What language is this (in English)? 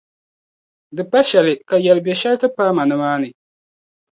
Dagbani